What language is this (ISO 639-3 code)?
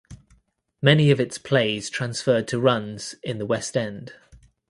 eng